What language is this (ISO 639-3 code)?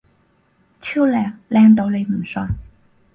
yue